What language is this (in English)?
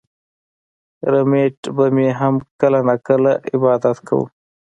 Pashto